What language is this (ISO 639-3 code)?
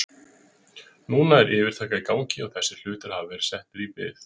isl